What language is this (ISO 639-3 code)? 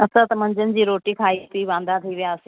snd